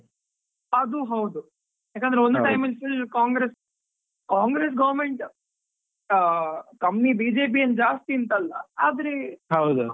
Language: Kannada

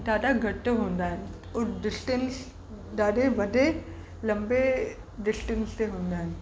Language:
Sindhi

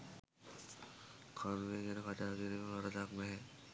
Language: Sinhala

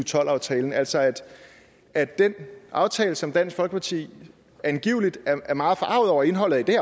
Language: Danish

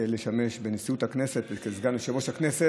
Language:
Hebrew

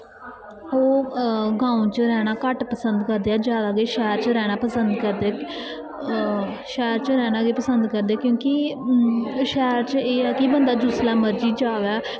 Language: Dogri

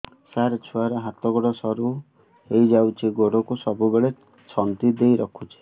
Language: Odia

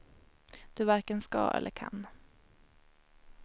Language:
Swedish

